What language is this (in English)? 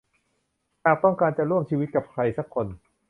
Thai